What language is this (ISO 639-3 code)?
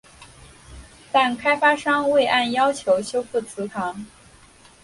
zho